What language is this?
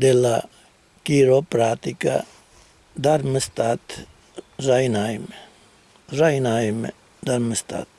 Italian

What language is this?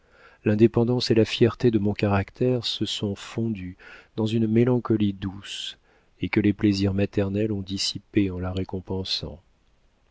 French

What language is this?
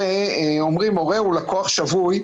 Hebrew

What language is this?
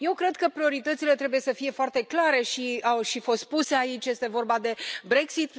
Romanian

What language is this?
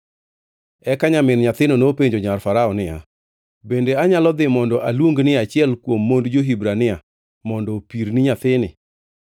Luo (Kenya and Tanzania)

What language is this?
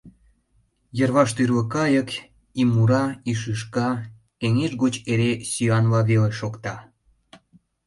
Mari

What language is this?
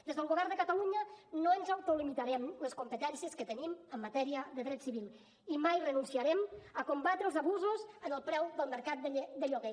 Catalan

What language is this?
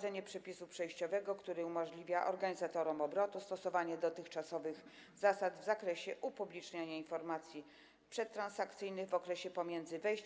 Polish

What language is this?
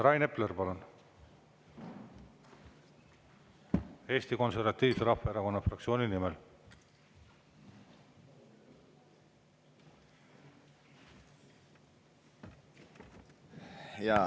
Estonian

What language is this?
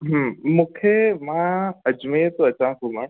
Sindhi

